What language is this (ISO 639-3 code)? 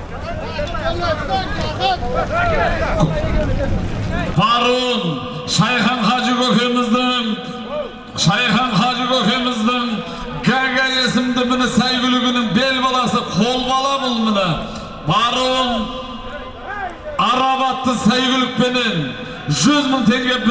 tur